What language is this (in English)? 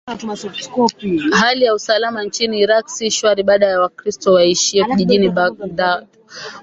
Swahili